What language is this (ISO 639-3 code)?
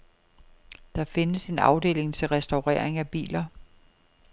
dan